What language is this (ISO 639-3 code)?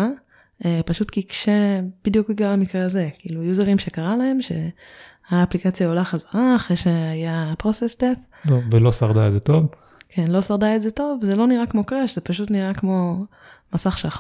heb